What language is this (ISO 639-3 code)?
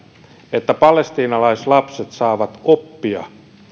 fin